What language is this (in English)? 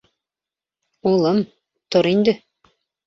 Bashkir